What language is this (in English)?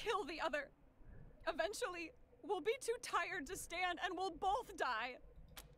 French